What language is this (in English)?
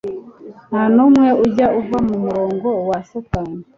Kinyarwanda